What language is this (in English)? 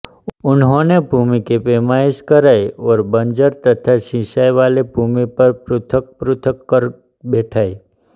Hindi